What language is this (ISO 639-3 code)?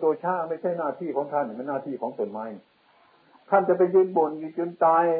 tha